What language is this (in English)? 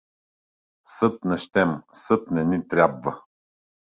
Bulgarian